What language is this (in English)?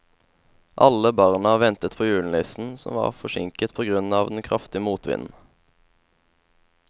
Norwegian